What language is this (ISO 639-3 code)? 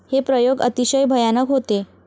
mar